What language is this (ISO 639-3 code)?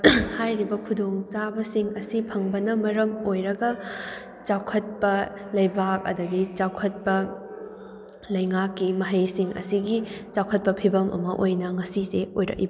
mni